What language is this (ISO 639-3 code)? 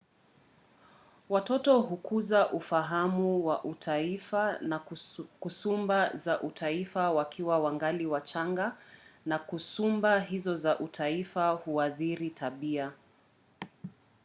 swa